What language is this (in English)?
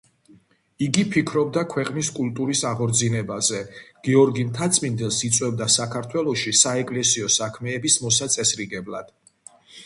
Georgian